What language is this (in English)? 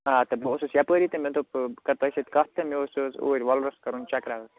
Kashmiri